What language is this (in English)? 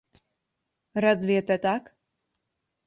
Russian